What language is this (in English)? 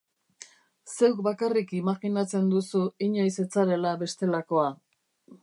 Basque